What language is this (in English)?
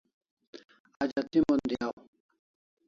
Kalasha